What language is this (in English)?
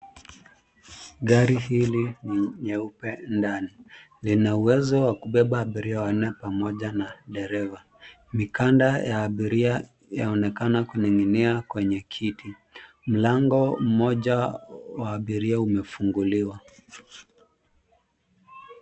Swahili